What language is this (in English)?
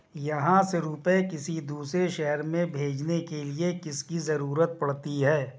Hindi